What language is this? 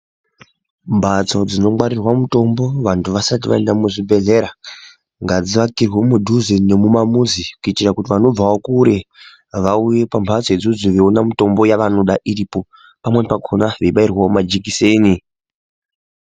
Ndau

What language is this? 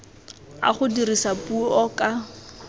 Tswana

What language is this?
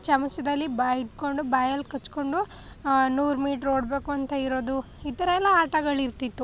Kannada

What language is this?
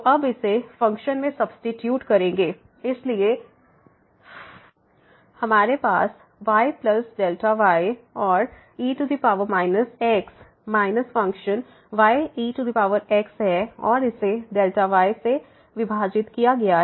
Hindi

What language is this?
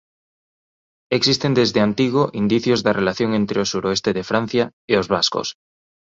Galician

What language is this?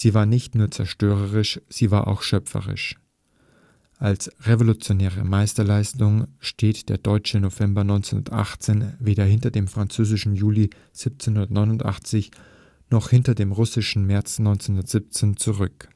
German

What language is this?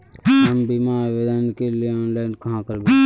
Magahi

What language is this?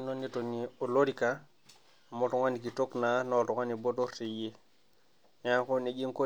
Masai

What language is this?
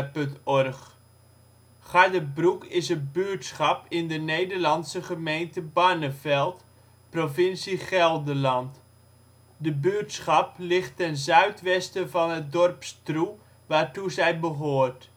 Dutch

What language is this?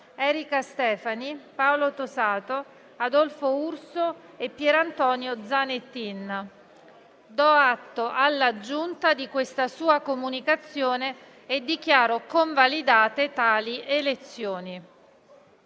Italian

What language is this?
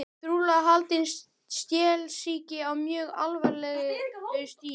Icelandic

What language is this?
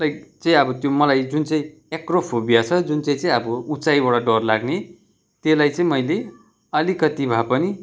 Nepali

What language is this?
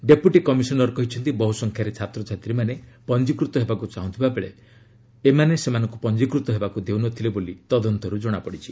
Odia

